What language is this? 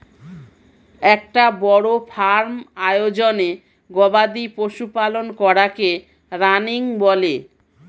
Bangla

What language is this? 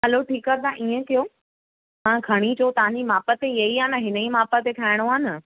Sindhi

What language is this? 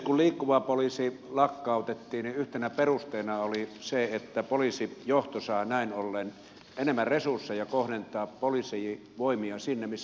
Finnish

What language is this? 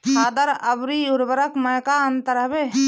Bhojpuri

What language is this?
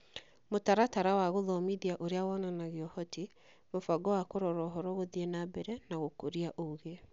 Kikuyu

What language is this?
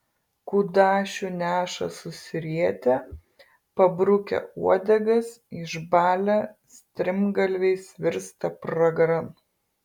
Lithuanian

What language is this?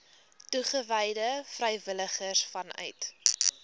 Afrikaans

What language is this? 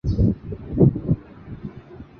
Chinese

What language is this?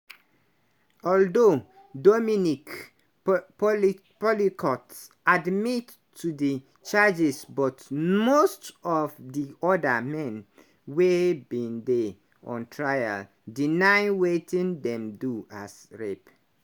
Nigerian Pidgin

